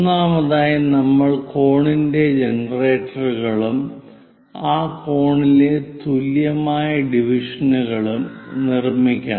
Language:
Malayalam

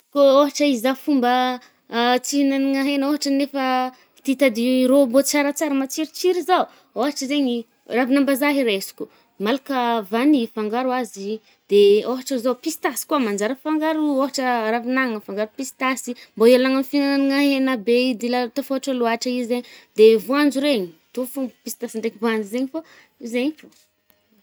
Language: Northern Betsimisaraka Malagasy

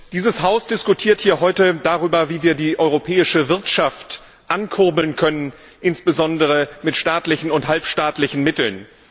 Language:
German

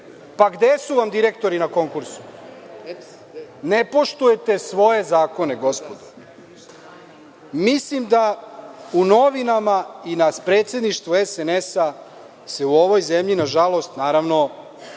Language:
Serbian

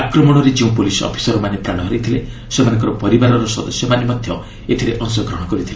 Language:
Odia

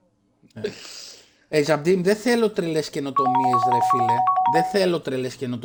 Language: Greek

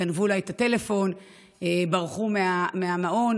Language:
Hebrew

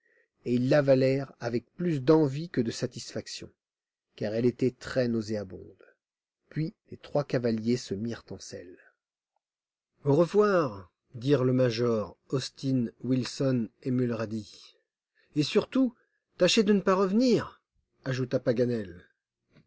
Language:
French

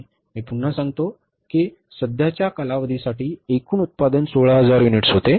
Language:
Marathi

